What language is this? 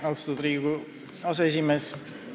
Estonian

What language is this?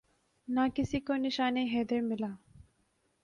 Urdu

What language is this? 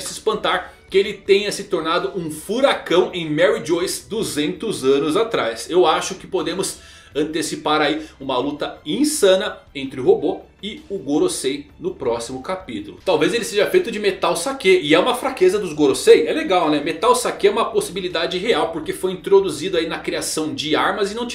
Portuguese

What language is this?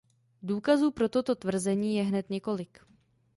Czech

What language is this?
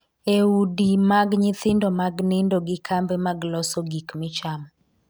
Luo (Kenya and Tanzania)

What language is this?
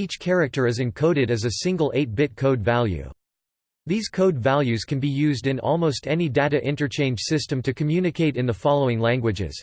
English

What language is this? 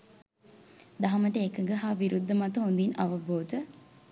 Sinhala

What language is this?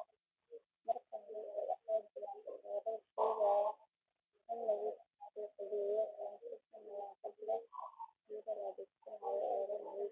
Somali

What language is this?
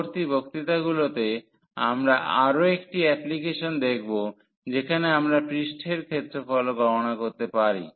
Bangla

